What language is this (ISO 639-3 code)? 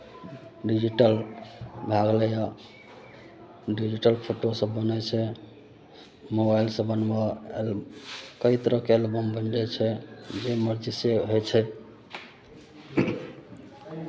mai